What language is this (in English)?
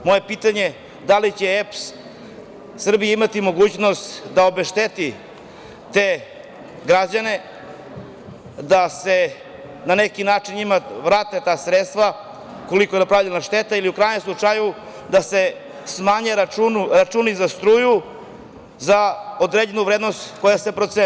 Serbian